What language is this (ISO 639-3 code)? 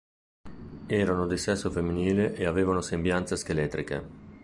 ita